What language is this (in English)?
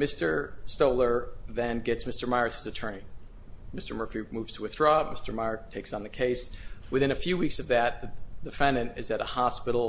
English